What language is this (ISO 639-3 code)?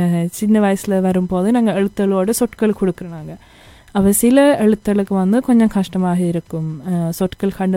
tam